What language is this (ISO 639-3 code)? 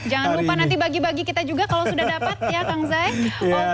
ind